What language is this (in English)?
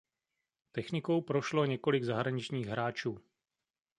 Czech